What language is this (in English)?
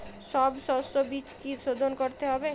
Bangla